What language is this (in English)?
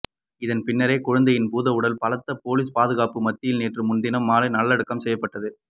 Tamil